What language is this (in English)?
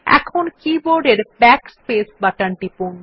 Bangla